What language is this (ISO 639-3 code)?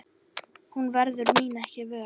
isl